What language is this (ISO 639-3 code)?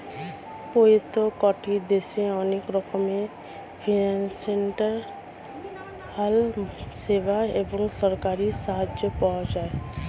ben